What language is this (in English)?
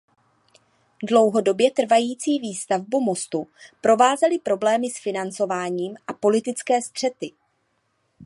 Czech